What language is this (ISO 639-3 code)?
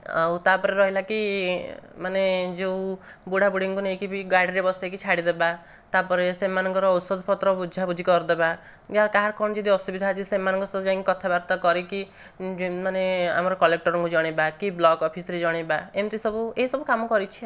ori